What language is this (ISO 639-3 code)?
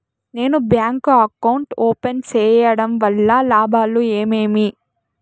tel